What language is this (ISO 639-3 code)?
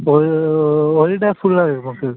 mal